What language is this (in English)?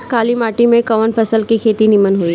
Bhojpuri